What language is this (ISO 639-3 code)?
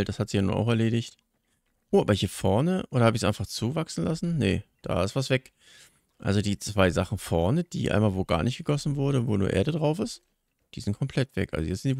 deu